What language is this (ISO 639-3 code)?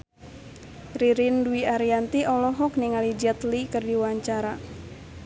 sun